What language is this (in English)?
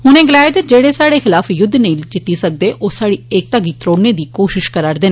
Dogri